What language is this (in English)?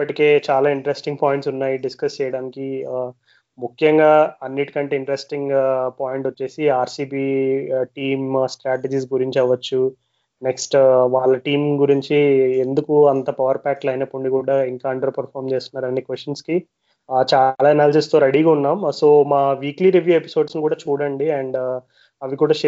Telugu